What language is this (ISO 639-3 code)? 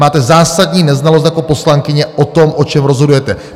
ces